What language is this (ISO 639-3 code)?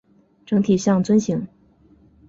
zho